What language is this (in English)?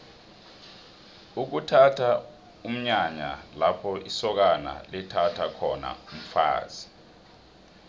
South Ndebele